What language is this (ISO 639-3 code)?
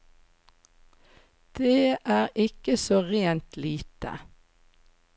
nor